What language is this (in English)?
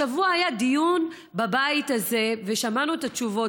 Hebrew